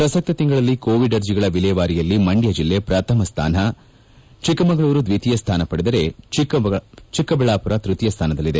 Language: Kannada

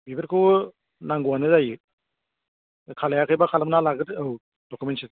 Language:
Bodo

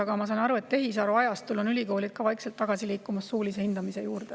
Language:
Estonian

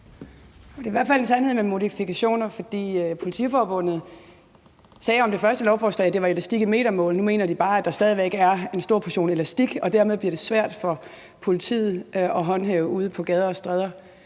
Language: Danish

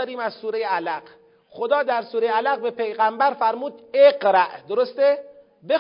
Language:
Persian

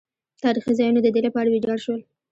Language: Pashto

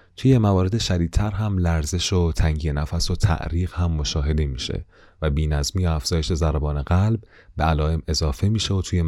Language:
Persian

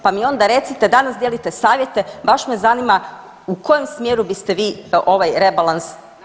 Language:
Croatian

